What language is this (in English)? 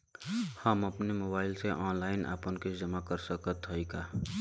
Bhojpuri